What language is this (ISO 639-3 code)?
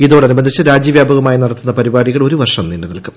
mal